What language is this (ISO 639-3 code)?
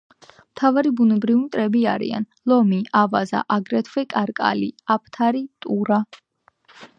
kat